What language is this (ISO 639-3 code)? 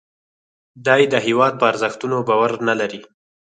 pus